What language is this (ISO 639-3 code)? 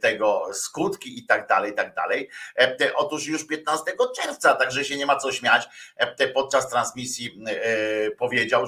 pol